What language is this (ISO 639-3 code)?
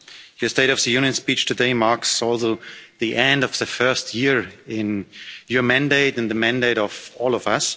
eng